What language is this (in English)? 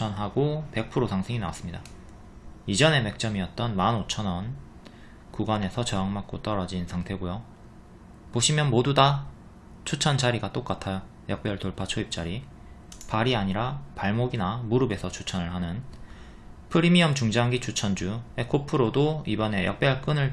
Korean